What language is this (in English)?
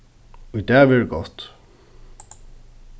Faroese